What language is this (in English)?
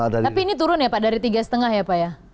Indonesian